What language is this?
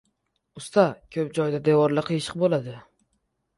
Uzbek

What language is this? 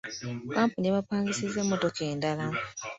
Ganda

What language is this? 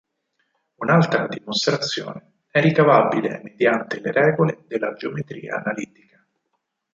Italian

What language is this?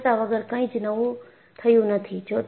Gujarati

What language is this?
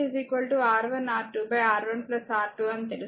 Telugu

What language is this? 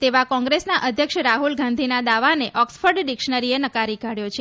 Gujarati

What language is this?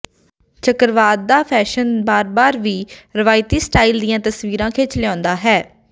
Punjabi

